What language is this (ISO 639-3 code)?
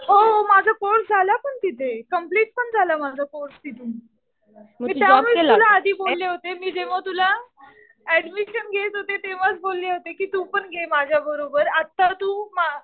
mar